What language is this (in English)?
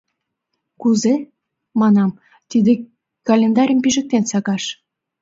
Mari